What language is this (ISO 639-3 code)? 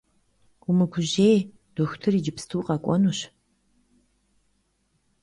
kbd